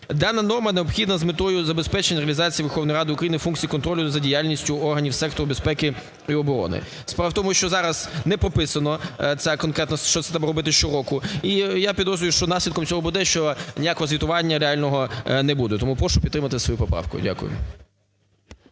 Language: Ukrainian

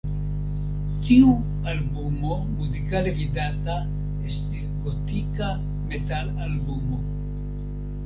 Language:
Esperanto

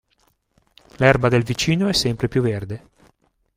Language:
Italian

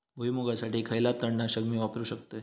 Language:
Marathi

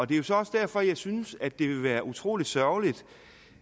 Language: Danish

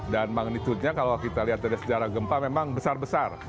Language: Indonesian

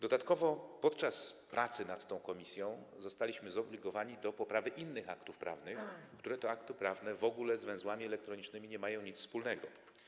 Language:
Polish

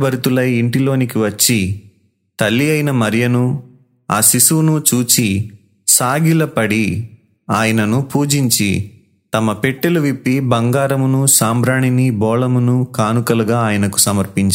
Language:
Telugu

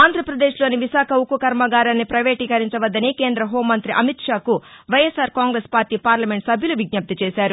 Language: Telugu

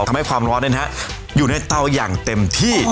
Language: Thai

